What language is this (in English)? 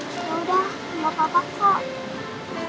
Indonesian